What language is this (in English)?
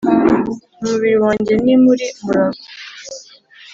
Kinyarwanda